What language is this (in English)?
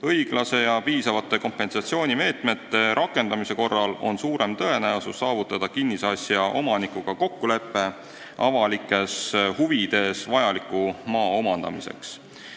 Estonian